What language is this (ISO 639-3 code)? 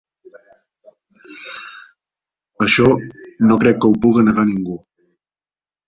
cat